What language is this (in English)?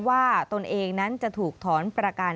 Thai